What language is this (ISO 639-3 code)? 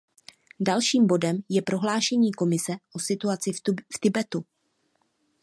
ces